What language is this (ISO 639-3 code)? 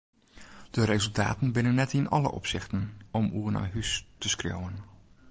fry